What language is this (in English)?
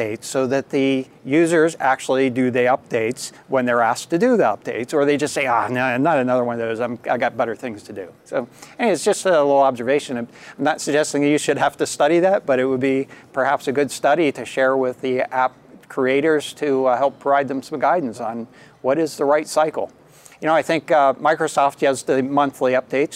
English